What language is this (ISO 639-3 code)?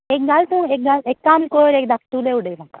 kok